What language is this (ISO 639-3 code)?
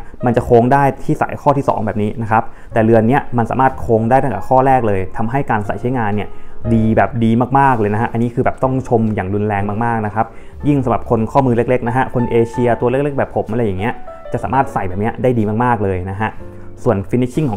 tha